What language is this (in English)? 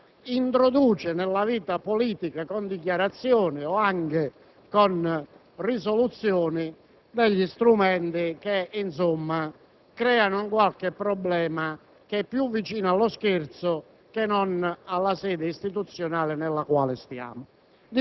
Italian